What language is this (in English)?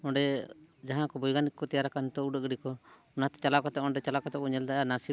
Santali